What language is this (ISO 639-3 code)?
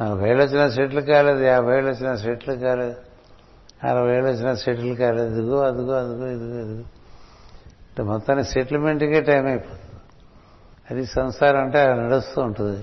tel